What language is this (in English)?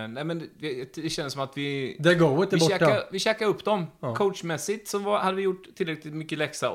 Swedish